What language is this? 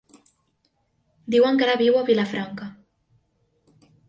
Catalan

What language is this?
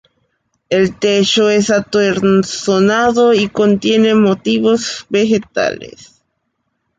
Spanish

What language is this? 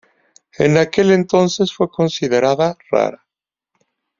Spanish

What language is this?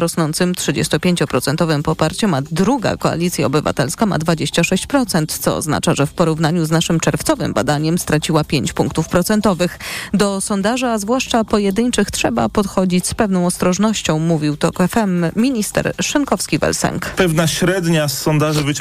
Polish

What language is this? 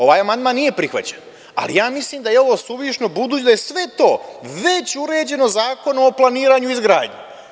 Serbian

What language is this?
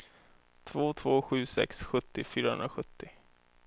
Swedish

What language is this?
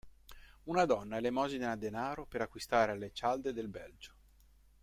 Italian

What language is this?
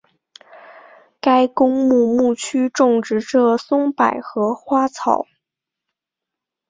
Chinese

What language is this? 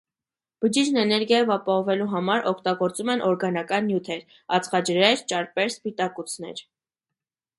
Armenian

